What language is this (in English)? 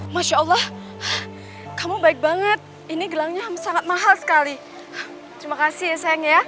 Indonesian